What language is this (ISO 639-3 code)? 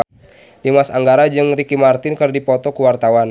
sun